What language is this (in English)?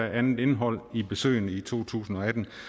Danish